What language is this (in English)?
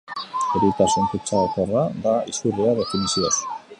Basque